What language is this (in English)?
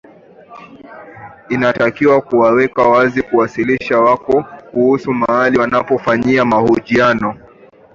Swahili